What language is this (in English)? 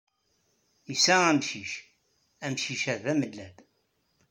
Kabyle